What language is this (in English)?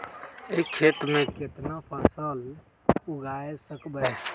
Magahi